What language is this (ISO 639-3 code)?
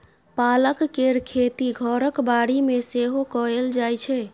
mai